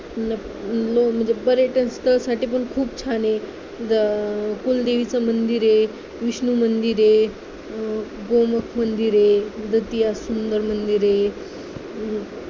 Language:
Marathi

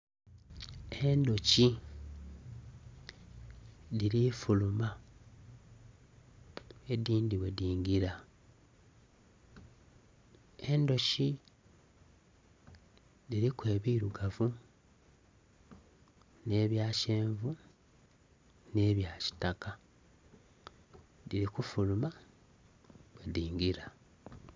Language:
Soga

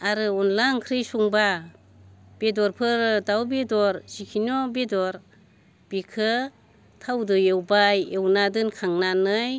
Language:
Bodo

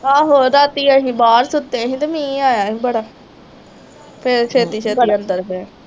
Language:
Punjabi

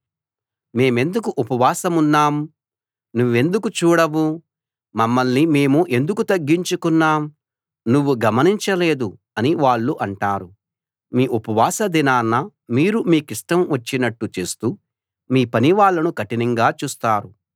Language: Telugu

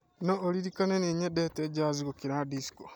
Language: Kikuyu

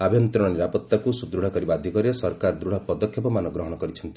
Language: Odia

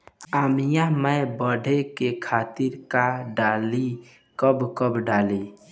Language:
Bhojpuri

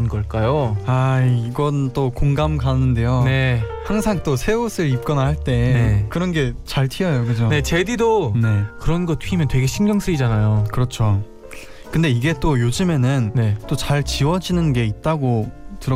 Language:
Korean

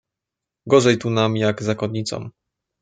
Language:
Polish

